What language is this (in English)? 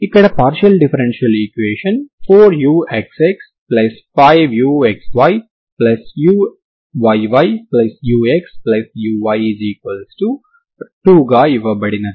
Telugu